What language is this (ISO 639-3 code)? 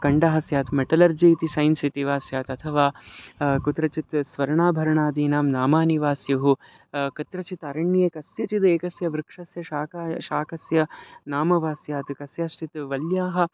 san